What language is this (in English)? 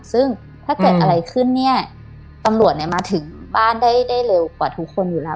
Thai